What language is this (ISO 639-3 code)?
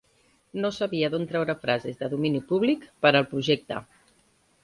cat